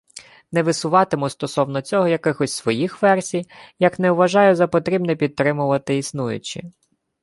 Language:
Ukrainian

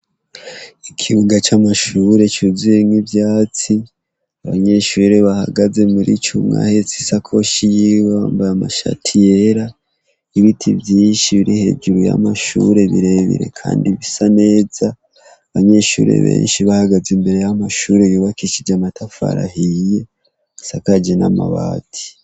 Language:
Rundi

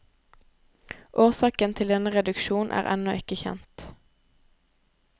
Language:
Norwegian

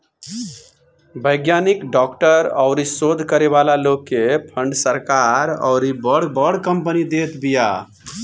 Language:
Bhojpuri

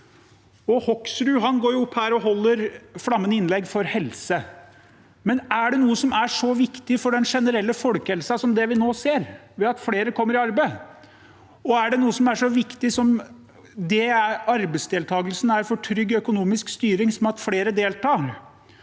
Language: Norwegian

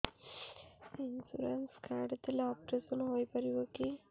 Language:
Odia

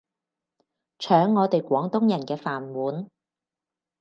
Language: Cantonese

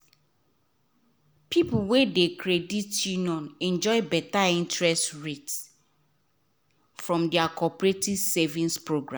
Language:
Nigerian Pidgin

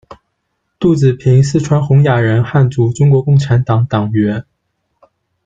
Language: Chinese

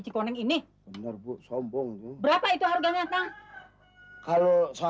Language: Indonesian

